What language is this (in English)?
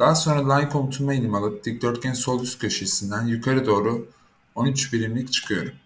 Turkish